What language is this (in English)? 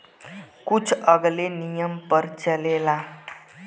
Bhojpuri